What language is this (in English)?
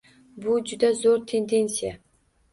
Uzbek